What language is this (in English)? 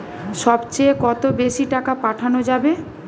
Bangla